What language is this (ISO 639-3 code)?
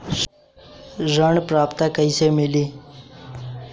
bho